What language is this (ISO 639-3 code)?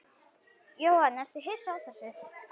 isl